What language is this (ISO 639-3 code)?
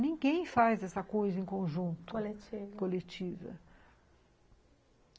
por